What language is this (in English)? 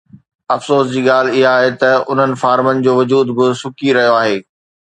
Sindhi